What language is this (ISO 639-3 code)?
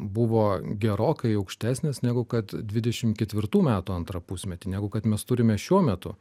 lit